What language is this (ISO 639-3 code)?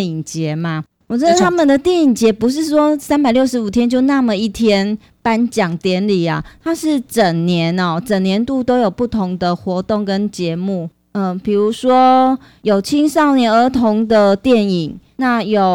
zho